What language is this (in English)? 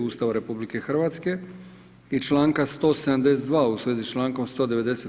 Croatian